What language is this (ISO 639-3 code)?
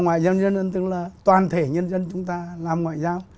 vie